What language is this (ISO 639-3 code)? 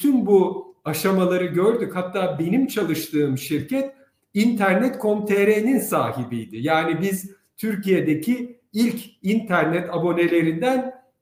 tur